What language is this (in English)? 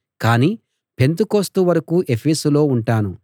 Telugu